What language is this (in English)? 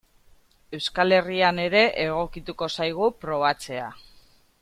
Basque